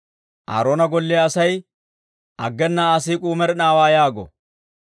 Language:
Dawro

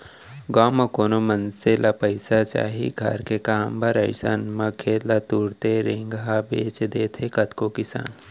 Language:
Chhattisgarhi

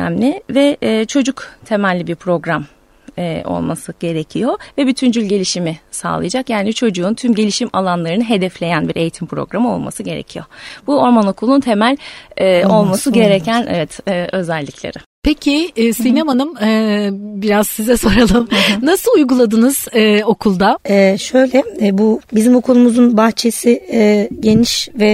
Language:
Turkish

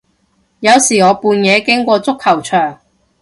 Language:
Cantonese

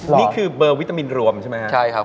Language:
Thai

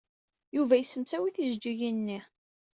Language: Kabyle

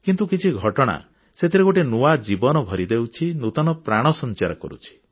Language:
Odia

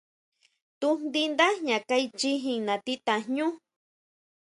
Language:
Huautla Mazatec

